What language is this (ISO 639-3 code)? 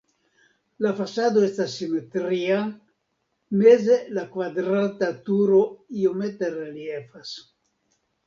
epo